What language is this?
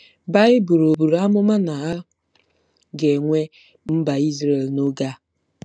Igbo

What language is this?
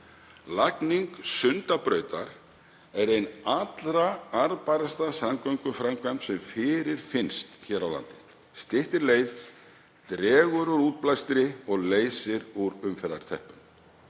Icelandic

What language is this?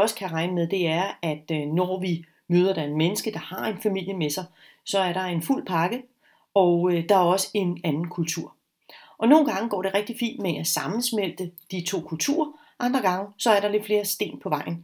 Danish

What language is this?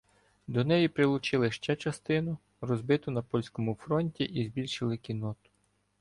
Ukrainian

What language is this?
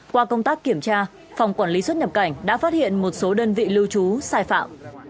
Vietnamese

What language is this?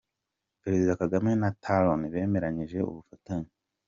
Kinyarwanda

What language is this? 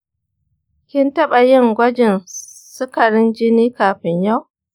Hausa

